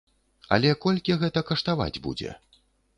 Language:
Belarusian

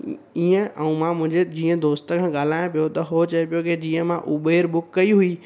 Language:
Sindhi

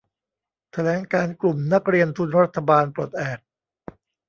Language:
Thai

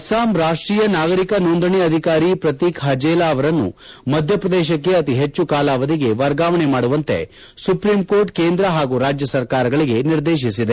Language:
Kannada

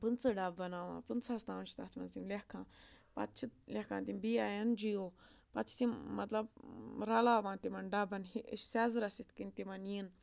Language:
Kashmiri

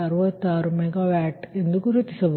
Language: Kannada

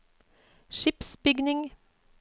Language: Norwegian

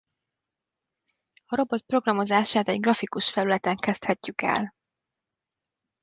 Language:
Hungarian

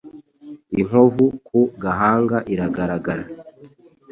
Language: Kinyarwanda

